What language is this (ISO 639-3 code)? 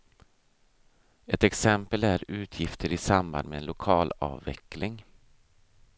swe